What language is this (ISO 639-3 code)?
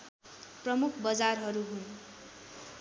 nep